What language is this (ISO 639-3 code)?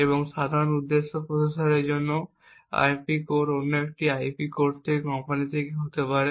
ben